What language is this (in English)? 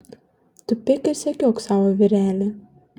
Lithuanian